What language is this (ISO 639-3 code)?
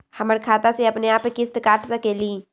mag